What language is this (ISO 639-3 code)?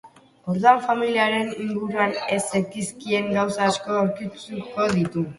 eus